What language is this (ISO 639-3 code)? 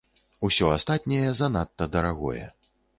bel